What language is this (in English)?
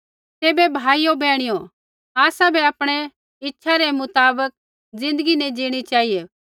Kullu Pahari